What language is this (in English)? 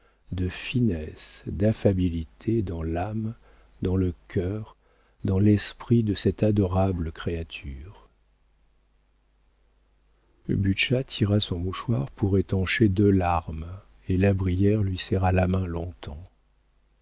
French